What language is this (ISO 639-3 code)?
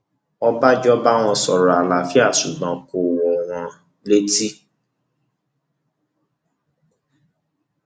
yor